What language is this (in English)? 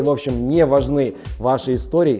Russian